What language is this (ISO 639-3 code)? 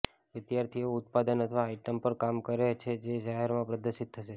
guj